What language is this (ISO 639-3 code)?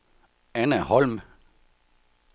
dan